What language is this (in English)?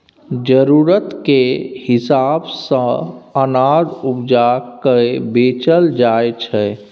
Maithili